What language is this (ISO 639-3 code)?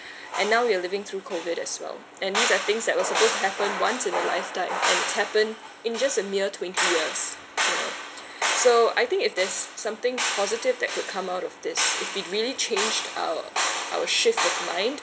eng